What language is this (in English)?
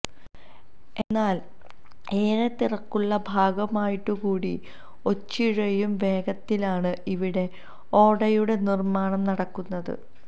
Malayalam